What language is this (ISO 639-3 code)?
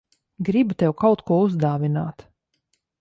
lav